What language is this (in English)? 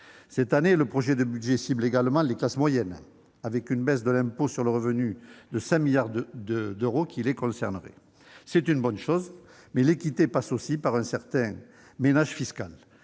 French